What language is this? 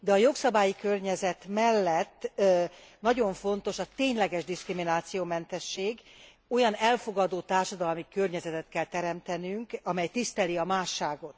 Hungarian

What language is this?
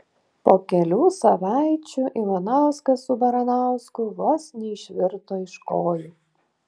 Lithuanian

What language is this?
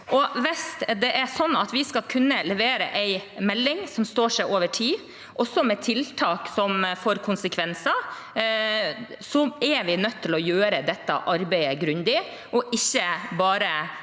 Norwegian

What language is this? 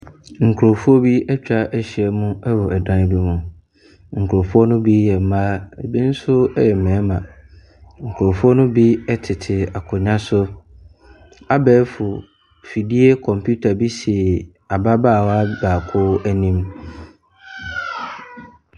Akan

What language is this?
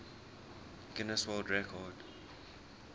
English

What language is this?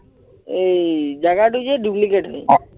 Assamese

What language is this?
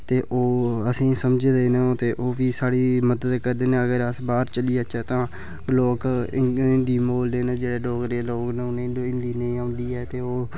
Dogri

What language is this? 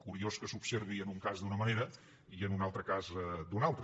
Catalan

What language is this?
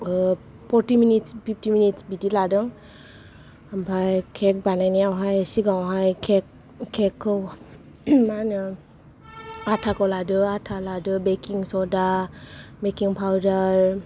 Bodo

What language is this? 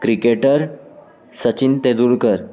Urdu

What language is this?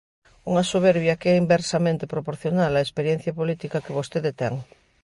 Galician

